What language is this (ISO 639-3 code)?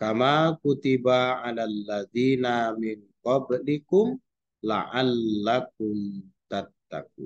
ind